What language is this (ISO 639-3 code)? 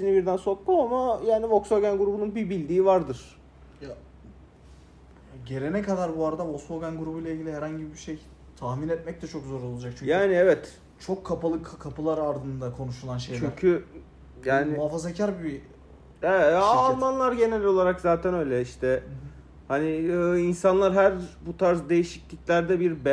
tur